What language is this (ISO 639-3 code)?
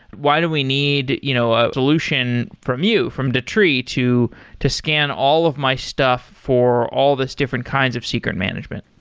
eng